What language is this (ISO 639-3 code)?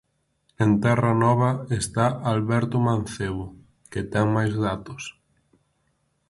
glg